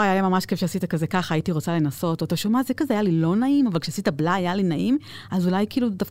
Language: Hebrew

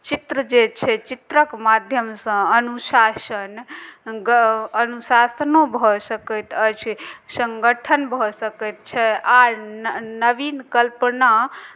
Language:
Maithili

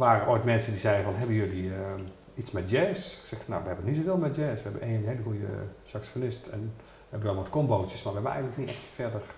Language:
Dutch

